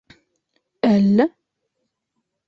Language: Bashkir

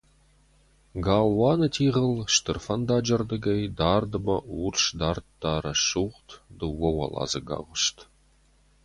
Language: Ossetic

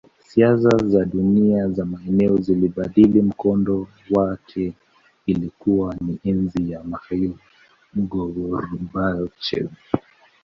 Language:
Swahili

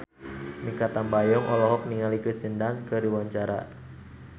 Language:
Sundanese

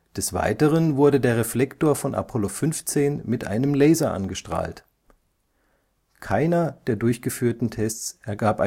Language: German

